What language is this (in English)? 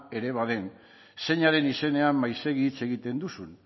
Basque